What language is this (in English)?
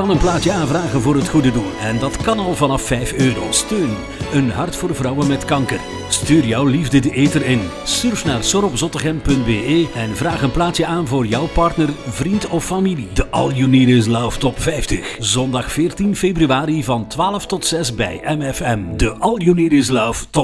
Dutch